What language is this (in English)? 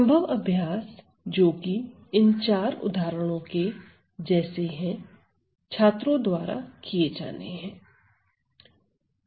Hindi